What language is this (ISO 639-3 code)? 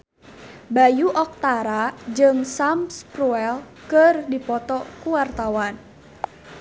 sun